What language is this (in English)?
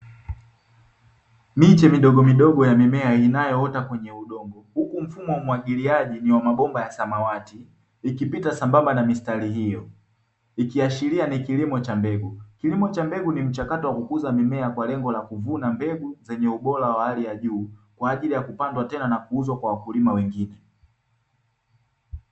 Swahili